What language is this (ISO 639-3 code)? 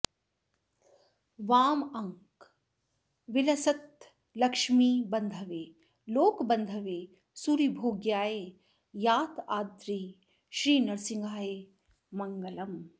san